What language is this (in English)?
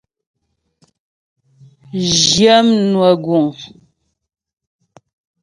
Ghomala